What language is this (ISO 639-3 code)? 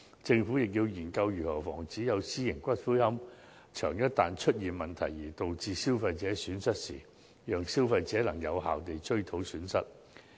yue